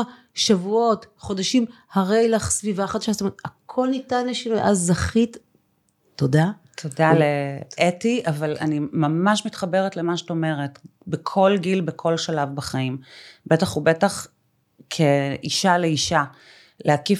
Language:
Hebrew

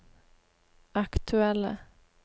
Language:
Norwegian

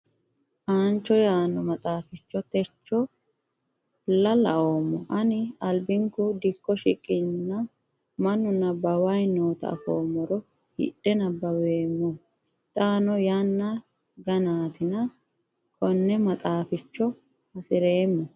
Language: Sidamo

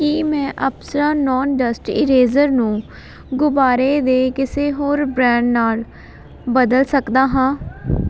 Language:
Punjabi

